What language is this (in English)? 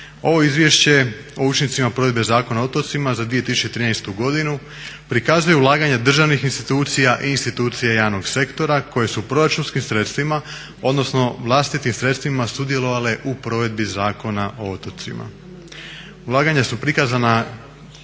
Croatian